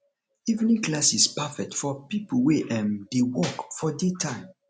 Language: Nigerian Pidgin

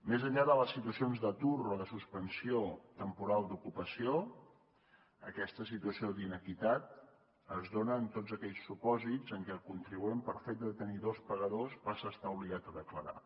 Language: Catalan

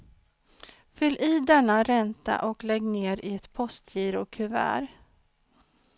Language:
Swedish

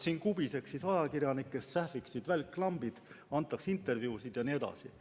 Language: Estonian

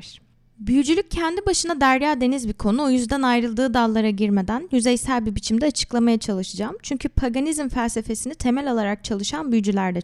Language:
Turkish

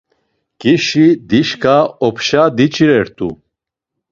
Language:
Laz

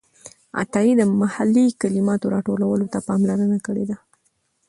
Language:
Pashto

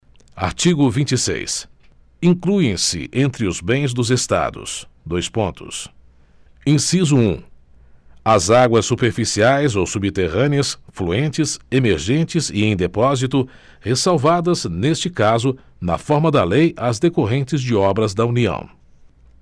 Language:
Portuguese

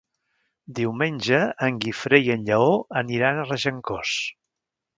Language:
Catalan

